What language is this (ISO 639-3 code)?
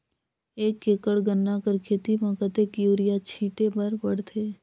hne